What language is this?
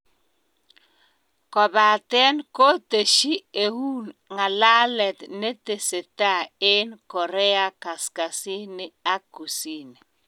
Kalenjin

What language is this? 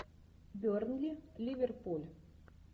Russian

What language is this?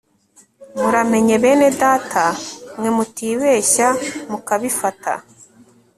Kinyarwanda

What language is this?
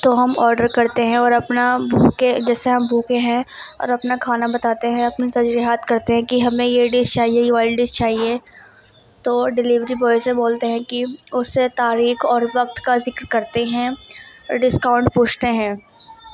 Urdu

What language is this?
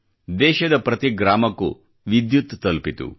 Kannada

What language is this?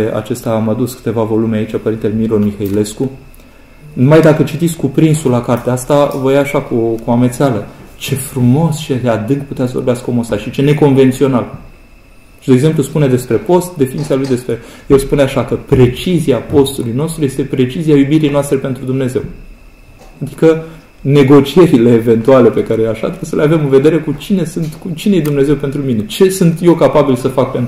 Romanian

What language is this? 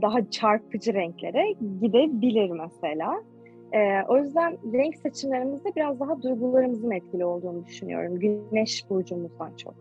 Turkish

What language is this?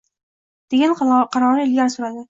Uzbek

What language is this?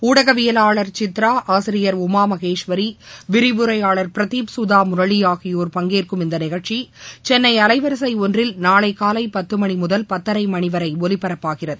Tamil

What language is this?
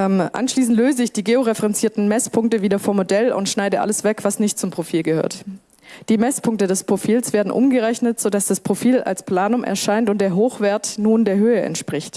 German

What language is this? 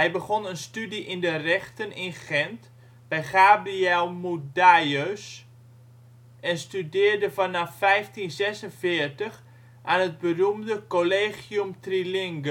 Dutch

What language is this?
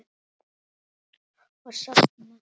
Icelandic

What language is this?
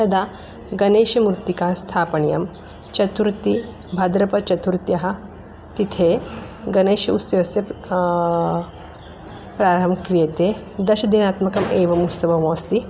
Sanskrit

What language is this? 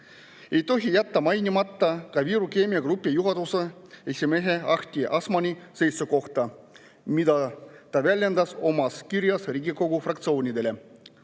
Estonian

